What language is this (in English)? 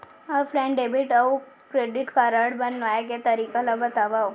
Chhattisgarhi